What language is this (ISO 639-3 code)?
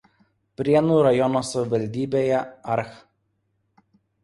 lit